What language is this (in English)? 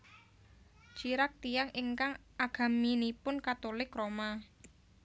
Javanese